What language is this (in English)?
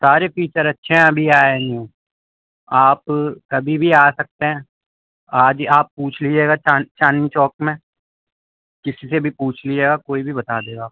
Urdu